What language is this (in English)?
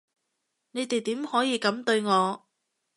Cantonese